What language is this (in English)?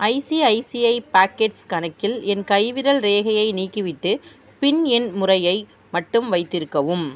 Tamil